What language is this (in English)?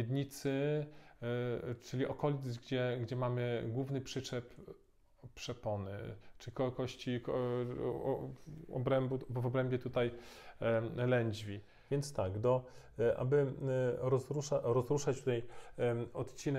Polish